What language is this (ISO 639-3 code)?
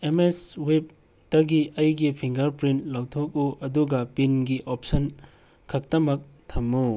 mni